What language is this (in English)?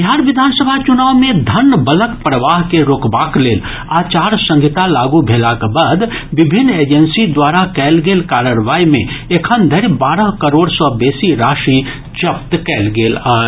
Maithili